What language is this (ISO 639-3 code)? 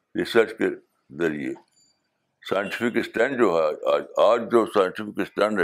urd